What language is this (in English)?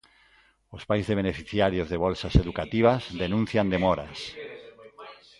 Galician